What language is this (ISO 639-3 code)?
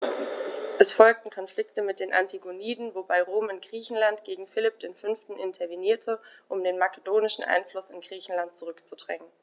deu